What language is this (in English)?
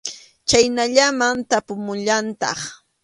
Arequipa-La Unión Quechua